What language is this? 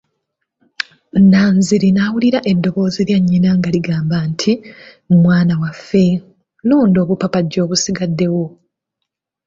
Ganda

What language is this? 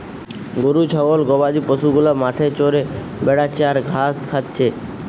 Bangla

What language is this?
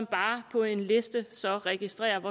Danish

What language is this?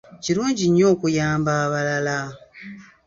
Ganda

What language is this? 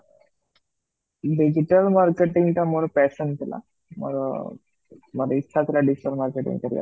Odia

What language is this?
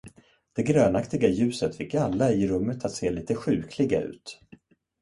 Swedish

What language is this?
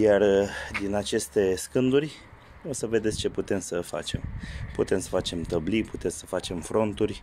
Romanian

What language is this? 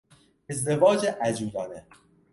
Persian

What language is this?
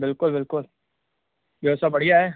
Sindhi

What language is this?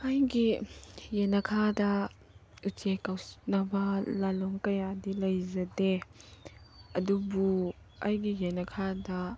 Manipuri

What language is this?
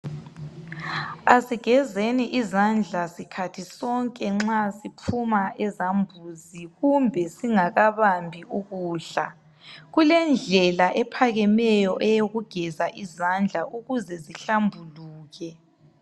North Ndebele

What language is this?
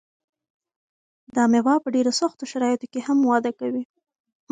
Pashto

